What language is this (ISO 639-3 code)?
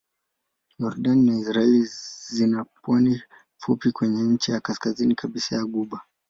swa